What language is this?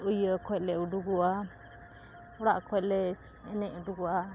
Santali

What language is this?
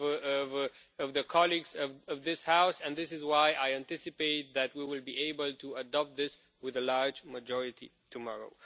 English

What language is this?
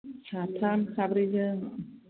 Bodo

